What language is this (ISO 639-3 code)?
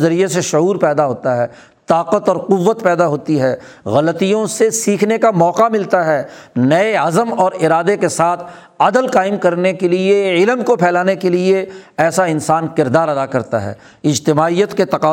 urd